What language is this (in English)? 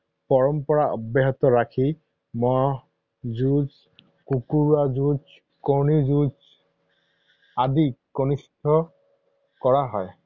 Assamese